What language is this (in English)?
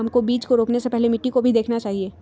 Magahi